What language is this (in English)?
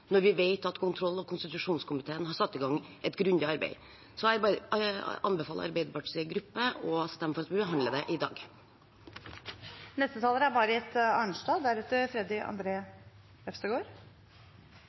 Norwegian Bokmål